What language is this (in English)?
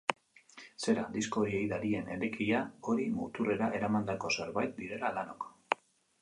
Basque